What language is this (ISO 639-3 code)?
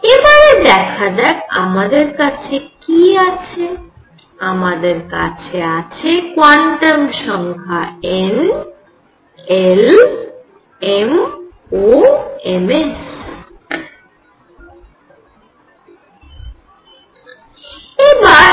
ben